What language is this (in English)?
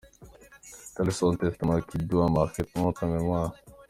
Kinyarwanda